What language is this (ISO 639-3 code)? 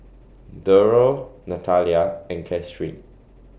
eng